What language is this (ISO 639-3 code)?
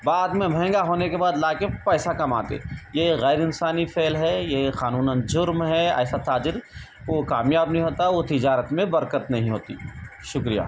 urd